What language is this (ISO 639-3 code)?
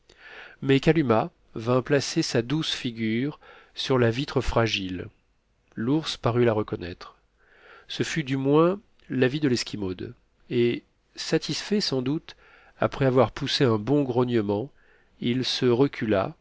fra